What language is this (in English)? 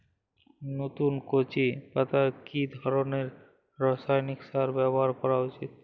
Bangla